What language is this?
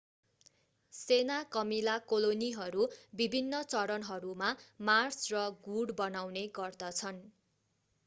Nepali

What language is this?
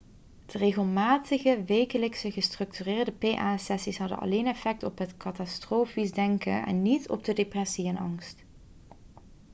Dutch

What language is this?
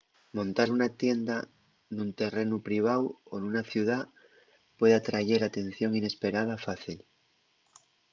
Asturian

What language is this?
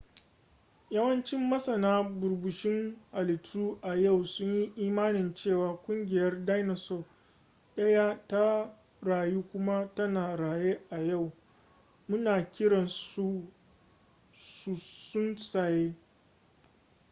Hausa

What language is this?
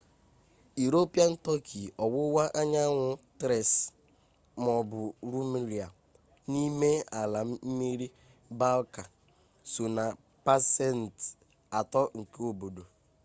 Igbo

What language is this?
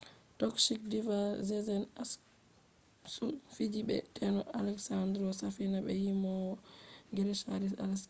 Fula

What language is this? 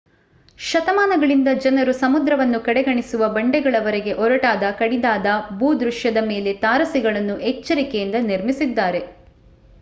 Kannada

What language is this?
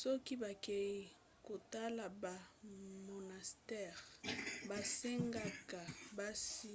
Lingala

